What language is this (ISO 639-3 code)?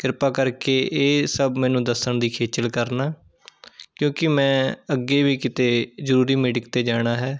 pan